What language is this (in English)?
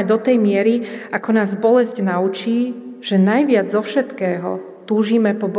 Slovak